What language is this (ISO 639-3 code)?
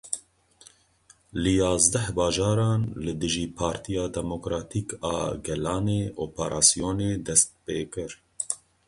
kur